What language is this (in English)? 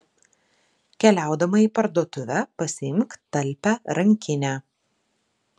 Lithuanian